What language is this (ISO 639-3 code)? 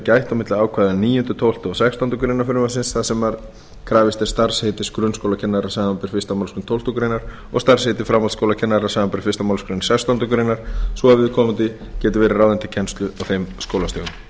isl